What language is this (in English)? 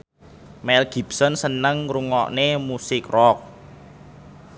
Javanese